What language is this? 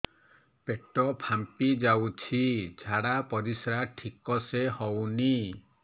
Odia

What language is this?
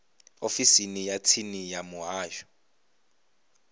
Venda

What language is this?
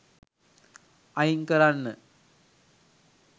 Sinhala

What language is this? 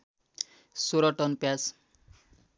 Nepali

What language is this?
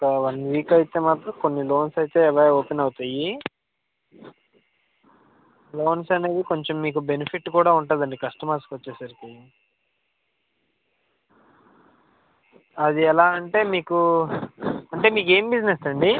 Telugu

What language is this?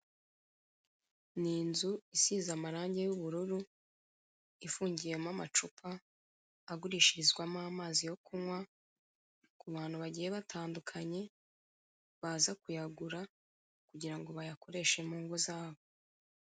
Kinyarwanda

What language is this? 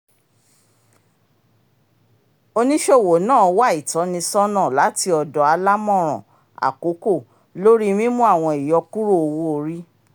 Yoruba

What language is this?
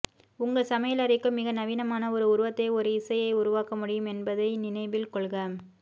Tamil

